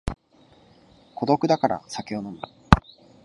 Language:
Japanese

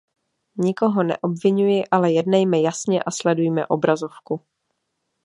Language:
Czech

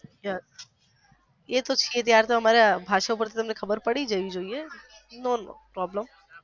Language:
Gujarati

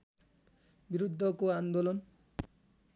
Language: Nepali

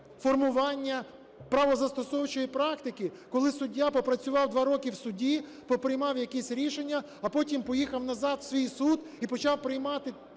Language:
Ukrainian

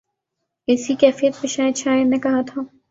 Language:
Urdu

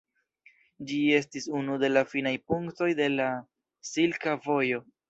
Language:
Esperanto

